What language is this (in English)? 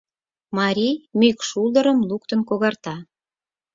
Mari